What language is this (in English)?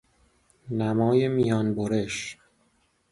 Persian